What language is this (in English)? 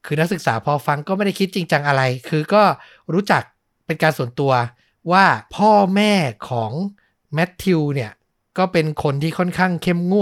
Thai